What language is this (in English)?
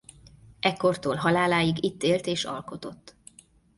Hungarian